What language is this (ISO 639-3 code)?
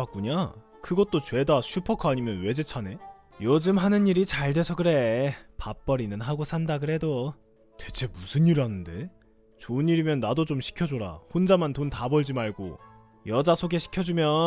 kor